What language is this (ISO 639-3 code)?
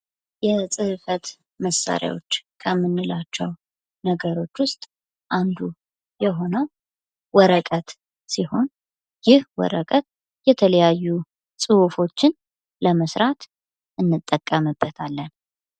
amh